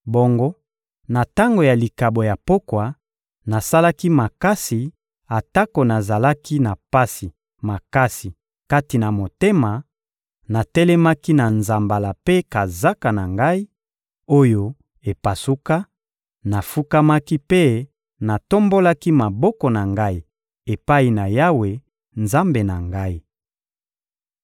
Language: Lingala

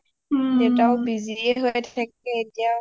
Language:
Assamese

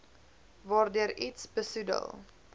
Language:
Afrikaans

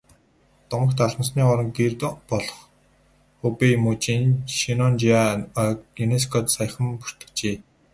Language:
Mongolian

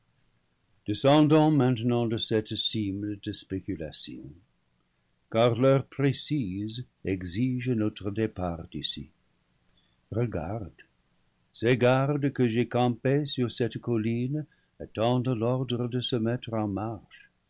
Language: French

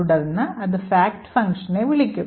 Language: Malayalam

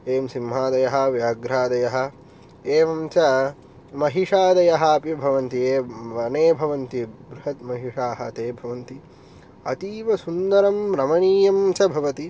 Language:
Sanskrit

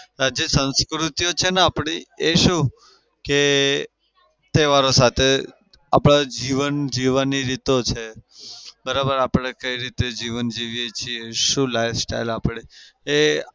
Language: Gujarati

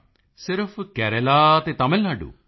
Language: Punjabi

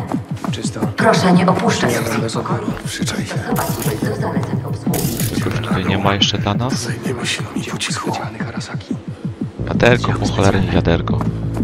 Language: Polish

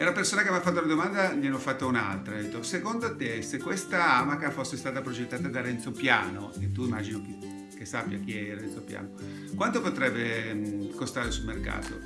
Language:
Italian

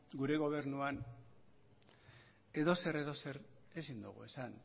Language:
Basque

